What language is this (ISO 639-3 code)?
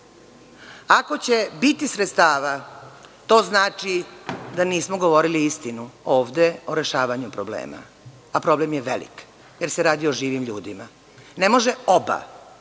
srp